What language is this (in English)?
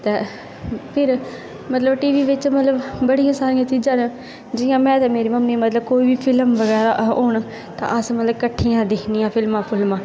Dogri